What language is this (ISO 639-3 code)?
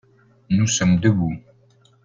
fra